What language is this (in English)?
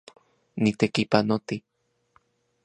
Central Puebla Nahuatl